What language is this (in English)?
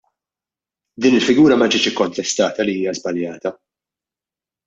Maltese